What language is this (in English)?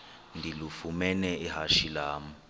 Xhosa